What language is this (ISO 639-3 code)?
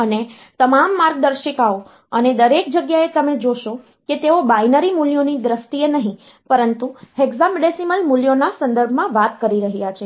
guj